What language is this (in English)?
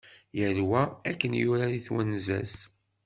Kabyle